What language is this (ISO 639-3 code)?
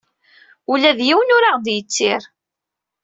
kab